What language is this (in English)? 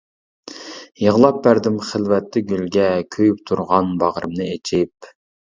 Uyghur